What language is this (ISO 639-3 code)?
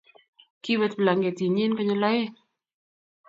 kln